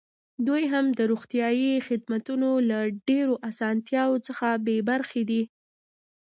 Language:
Pashto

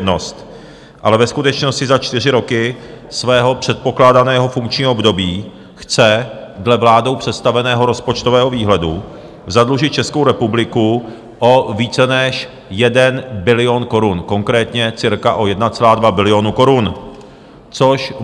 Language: Czech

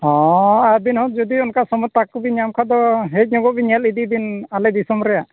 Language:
Santali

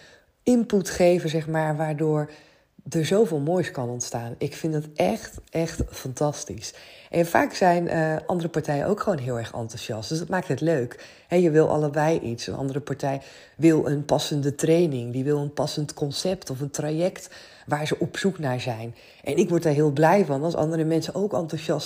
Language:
Dutch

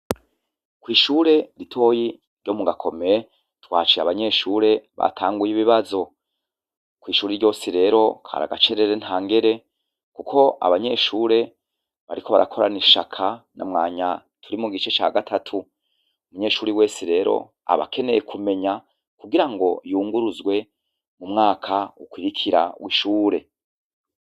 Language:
Rundi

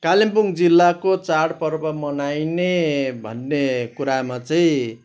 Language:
Nepali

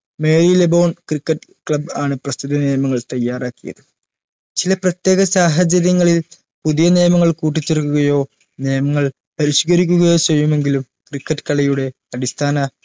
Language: Malayalam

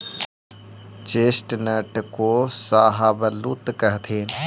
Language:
Magahi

